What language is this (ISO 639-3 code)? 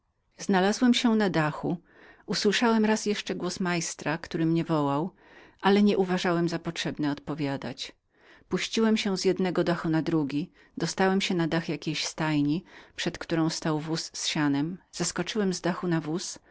pol